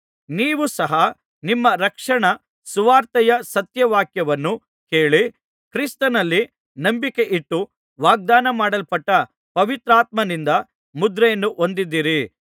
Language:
Kannada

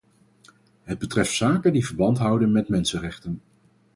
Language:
Dutch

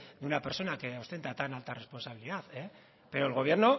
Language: Spanish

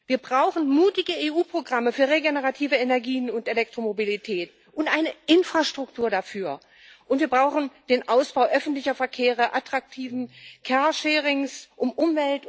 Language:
German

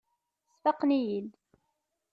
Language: Kabyle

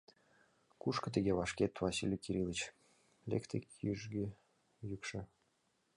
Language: Mari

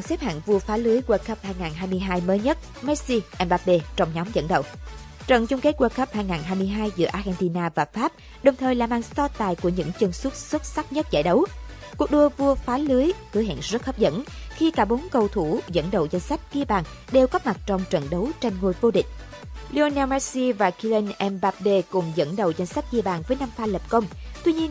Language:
Vietnamese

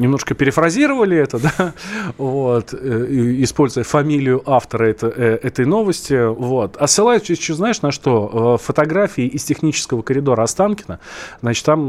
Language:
Russian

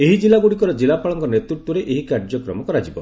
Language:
Odia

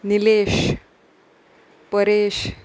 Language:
Konkani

